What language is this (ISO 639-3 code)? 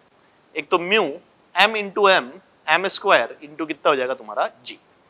hin